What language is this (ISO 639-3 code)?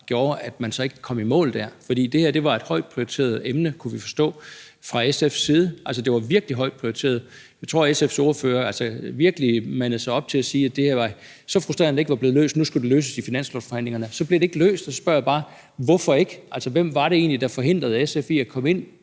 dan